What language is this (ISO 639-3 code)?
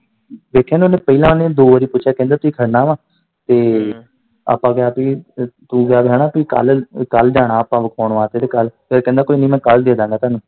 pan